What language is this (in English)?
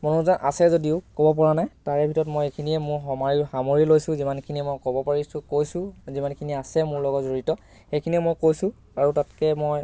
Assamese